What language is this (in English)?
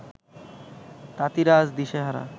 Bangla